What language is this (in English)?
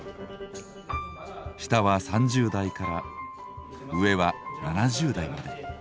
Japanese